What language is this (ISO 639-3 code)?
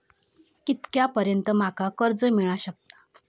mar